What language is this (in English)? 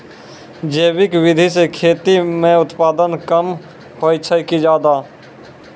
Maithili